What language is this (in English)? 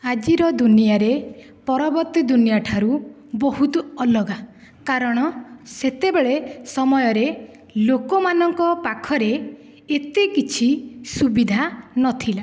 Odia